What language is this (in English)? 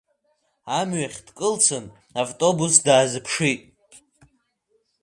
Abkhazian